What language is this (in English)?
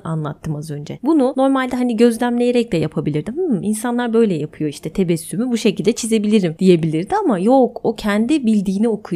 Turkish